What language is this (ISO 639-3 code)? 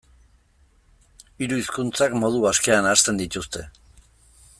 eus